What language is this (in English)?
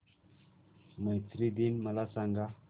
Marathi